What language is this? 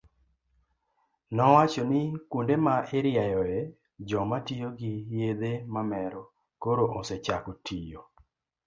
Luo (Kenya and Tanzania)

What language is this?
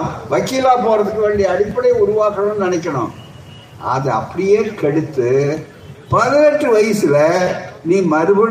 Tamil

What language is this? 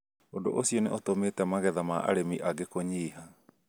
Kikuyu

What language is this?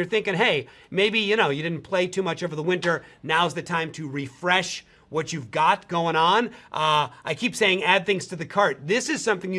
English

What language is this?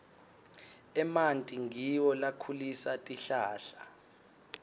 Swati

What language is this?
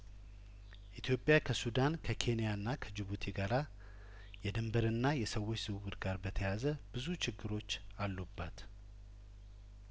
Amharic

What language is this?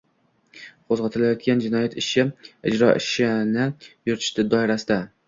Uzbek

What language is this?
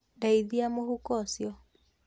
Kikuyu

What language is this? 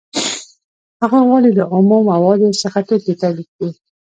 Pashto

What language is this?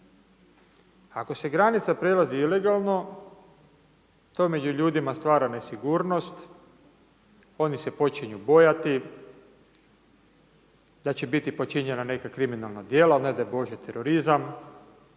Croatian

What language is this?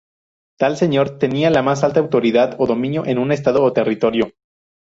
Spanish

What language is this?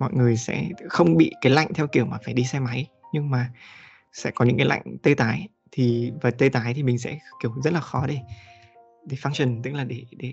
Vietnamese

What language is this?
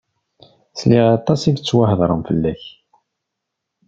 Kabyle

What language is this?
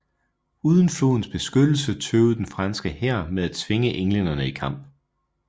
Danish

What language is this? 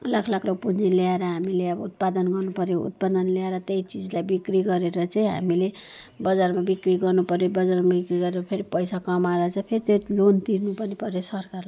Nepali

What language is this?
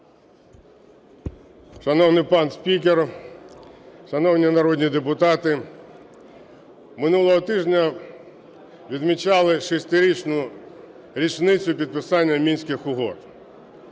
Ukrainian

